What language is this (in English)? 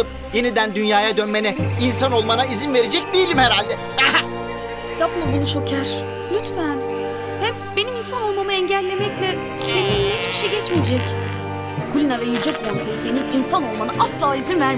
Turkish